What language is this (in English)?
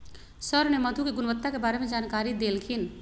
Magahi